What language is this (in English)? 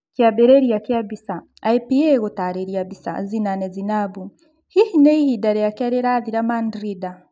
Kikuyu